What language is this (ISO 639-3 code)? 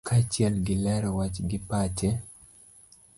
luo